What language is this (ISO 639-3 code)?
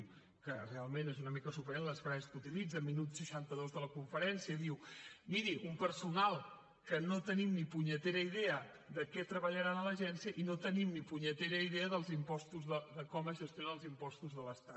cat